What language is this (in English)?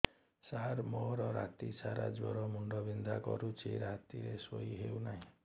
Odia